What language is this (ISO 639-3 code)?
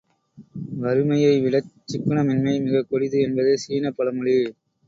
tam